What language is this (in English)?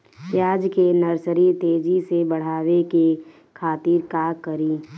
Bhojpuri